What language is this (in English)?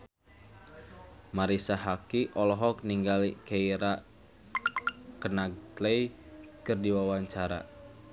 Sundanese